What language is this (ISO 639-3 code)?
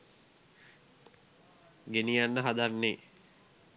sin